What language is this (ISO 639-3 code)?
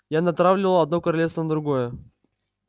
rus